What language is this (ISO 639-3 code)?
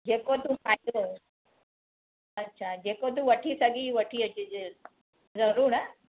snd